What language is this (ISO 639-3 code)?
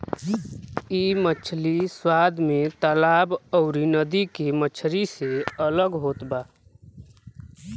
bho